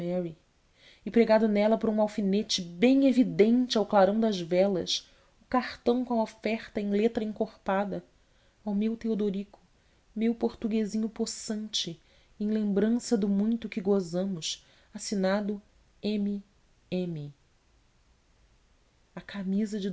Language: Portuguese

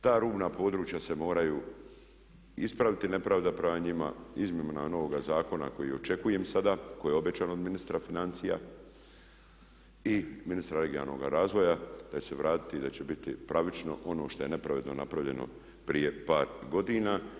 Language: Croatian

